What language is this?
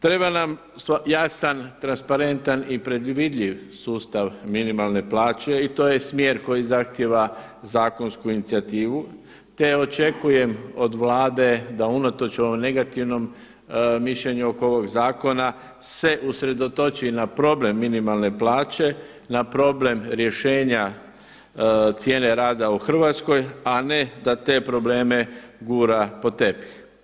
Croatian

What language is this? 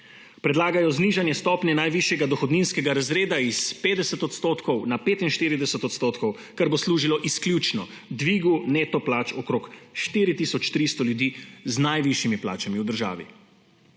Slovenian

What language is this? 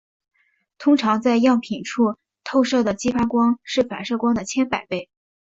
Chinese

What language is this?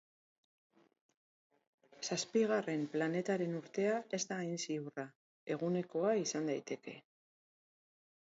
Basque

